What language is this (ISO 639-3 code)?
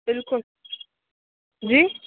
snd